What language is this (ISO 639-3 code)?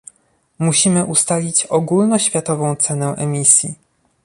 pol